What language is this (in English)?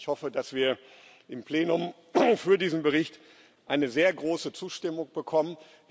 German